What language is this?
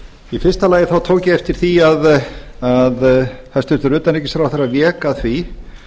Icelandic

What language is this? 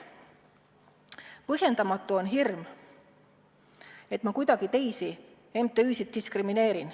Estonian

